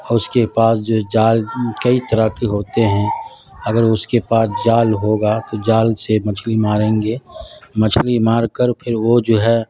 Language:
Urdu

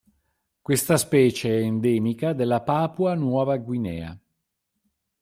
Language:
Italian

